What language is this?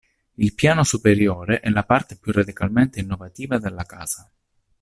Italian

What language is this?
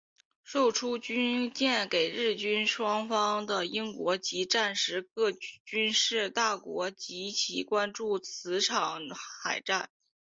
Chinese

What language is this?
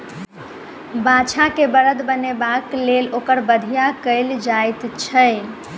Maithili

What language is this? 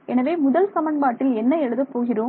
Tamil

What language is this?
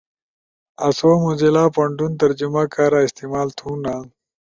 Ushojo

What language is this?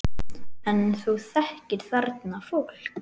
Icelandic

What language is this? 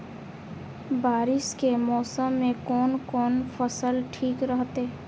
Maithili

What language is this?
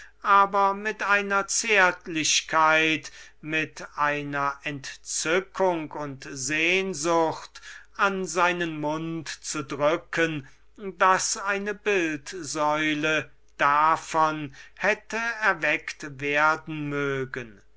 German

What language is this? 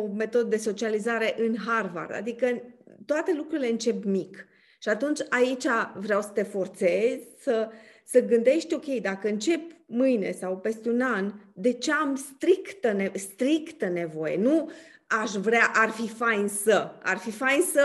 Romanian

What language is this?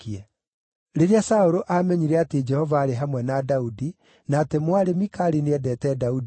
Kikuyu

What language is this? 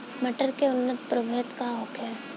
Bhojpuri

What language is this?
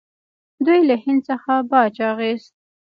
Pashto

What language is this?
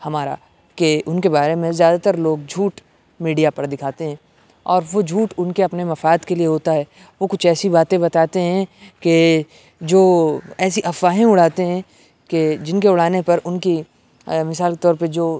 Urdu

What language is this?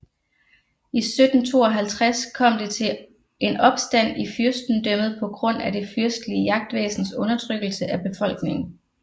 Danish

